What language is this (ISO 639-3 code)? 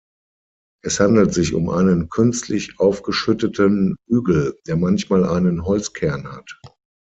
deu